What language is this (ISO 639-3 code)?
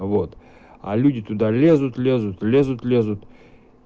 rus